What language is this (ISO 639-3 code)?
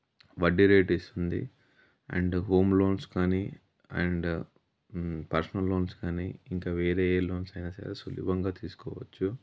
tel